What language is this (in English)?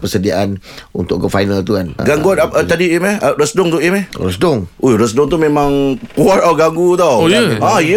Malay